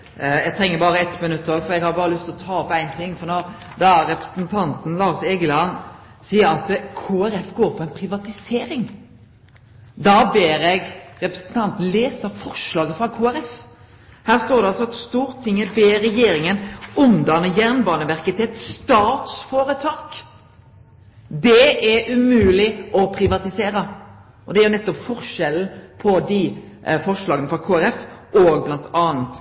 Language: Norwegian Nynorsk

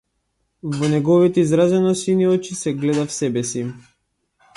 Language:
Macedonian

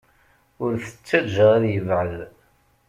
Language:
Kabyle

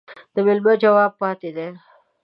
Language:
Pashto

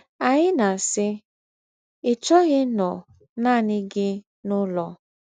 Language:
Igbo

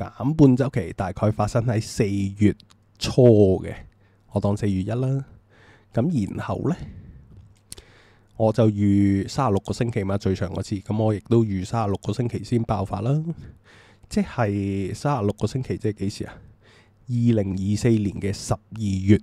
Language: Chinese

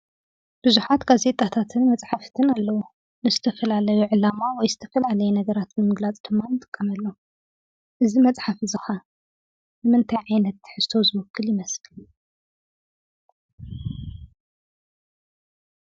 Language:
Tigrinya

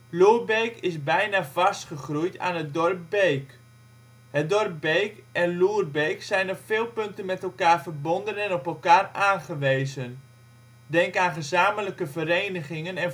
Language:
Dutch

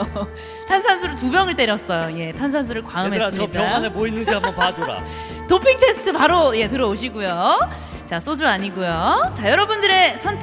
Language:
Korean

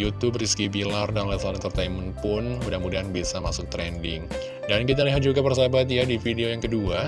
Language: Indonesian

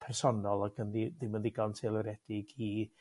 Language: Welsh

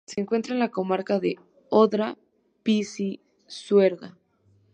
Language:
Spanish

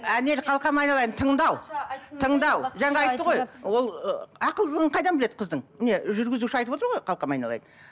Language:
Kazakh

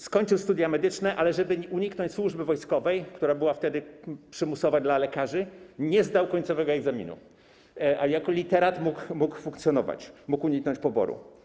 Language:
Polish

